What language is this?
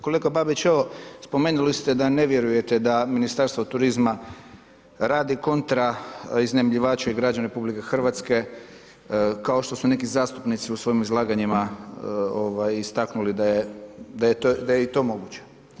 Croatian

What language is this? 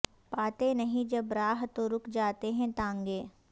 Urdu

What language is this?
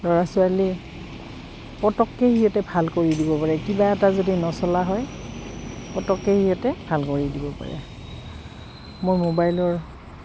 Assamese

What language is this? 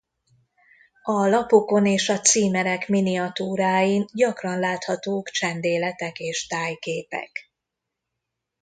Hungarian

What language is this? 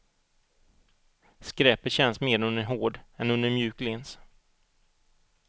Swedish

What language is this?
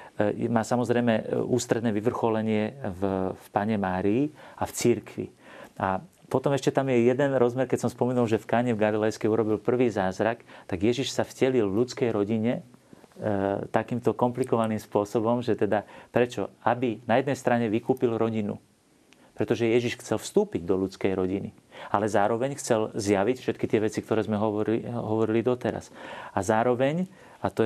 Slovak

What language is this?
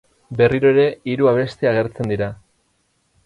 Basque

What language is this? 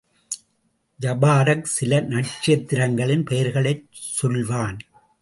Tamil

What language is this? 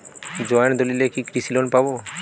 Bangla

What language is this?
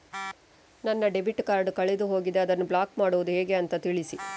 Kannada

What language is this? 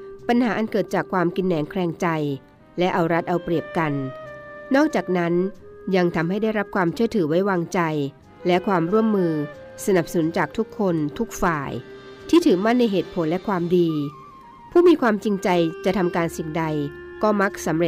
Thai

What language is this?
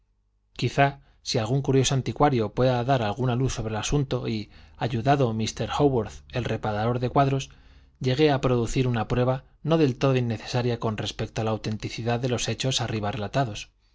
Spanish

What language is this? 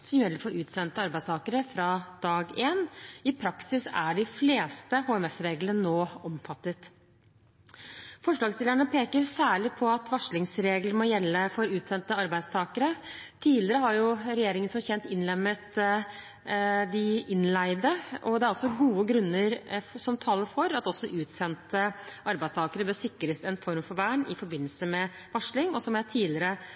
Norwegian Bokmål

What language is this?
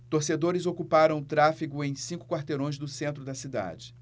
Portuguese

